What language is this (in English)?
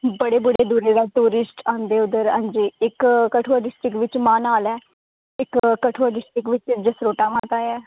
Dogri